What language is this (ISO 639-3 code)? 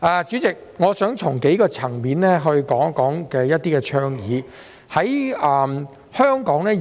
yue